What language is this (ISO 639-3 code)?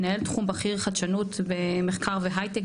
heb